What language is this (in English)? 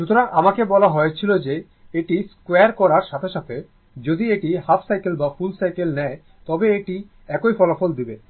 Bangla